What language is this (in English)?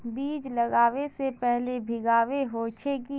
Magahi